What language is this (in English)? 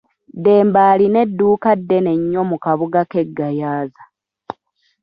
Ganda